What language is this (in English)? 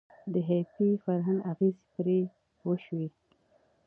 Pashto